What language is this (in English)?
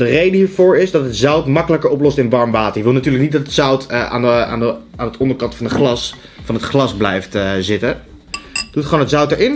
Dutch